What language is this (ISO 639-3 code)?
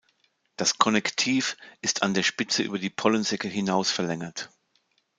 deu